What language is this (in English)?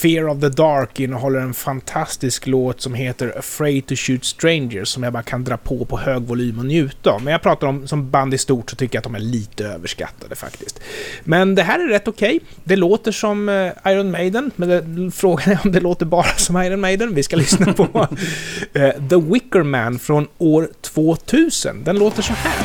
Swedish